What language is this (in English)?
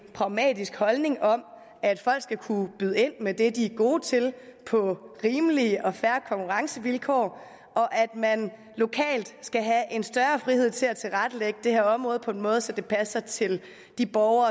Danish